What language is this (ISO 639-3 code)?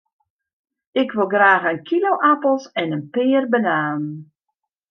fry